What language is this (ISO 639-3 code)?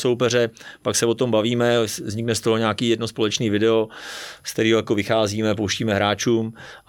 ces